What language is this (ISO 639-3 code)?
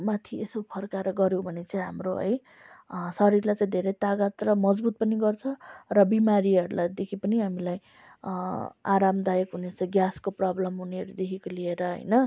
nep